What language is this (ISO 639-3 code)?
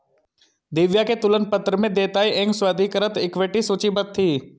hin